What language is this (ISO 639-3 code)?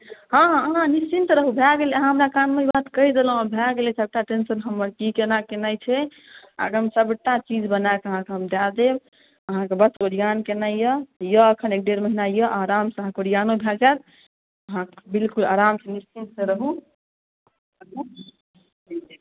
mai